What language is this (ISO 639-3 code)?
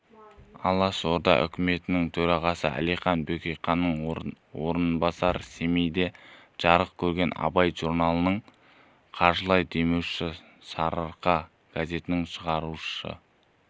kaz